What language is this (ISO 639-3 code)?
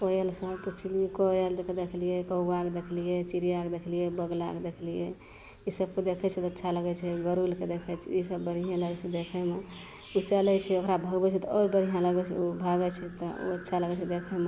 mai